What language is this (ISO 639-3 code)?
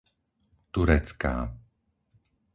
slk